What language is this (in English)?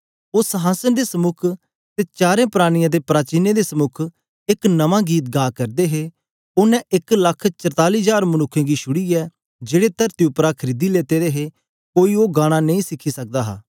Dogri